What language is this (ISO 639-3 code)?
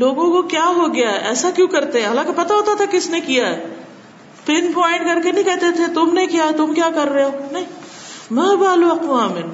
urd